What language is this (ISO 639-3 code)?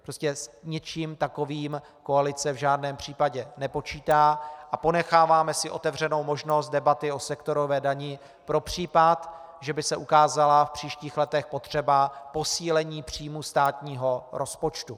ces